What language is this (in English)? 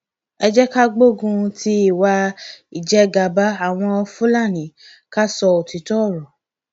Yoruba